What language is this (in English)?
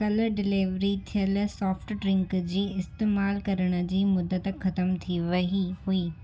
Sindhi